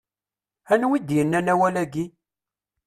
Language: Kabyle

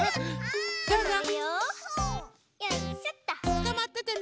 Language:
Japanese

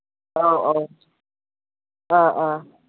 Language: Manipuri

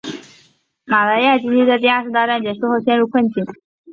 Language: Chinese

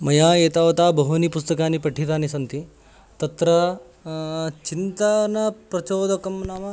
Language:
Sanskrit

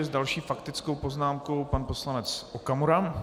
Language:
Czech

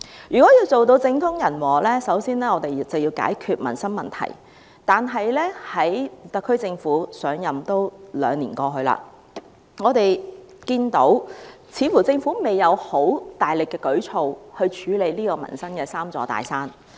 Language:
Cantonese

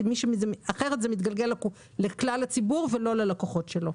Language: Hebrew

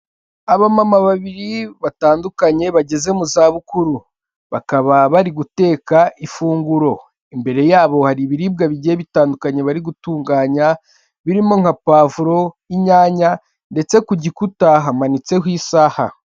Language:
Kinyarwanda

